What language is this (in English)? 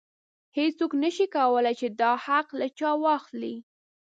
Pashto